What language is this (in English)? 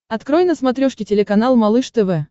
Russian